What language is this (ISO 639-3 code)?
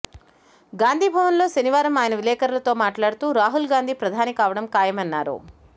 tel